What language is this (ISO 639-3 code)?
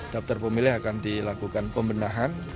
ind